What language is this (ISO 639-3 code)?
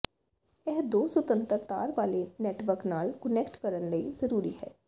pan